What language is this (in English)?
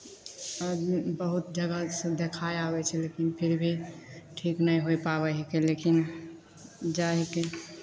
Maithili